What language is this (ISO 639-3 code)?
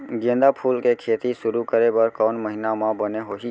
hne